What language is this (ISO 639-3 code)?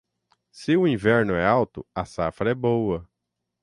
por